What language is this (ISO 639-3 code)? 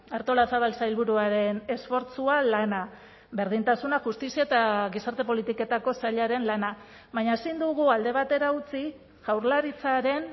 eus